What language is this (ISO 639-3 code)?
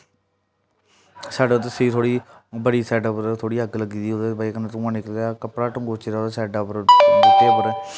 doi